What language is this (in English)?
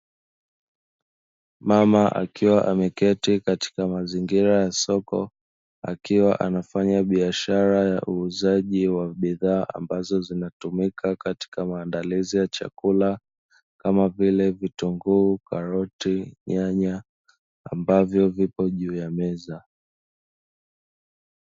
Swahili